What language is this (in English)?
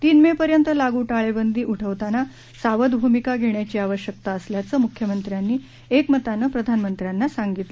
Marathi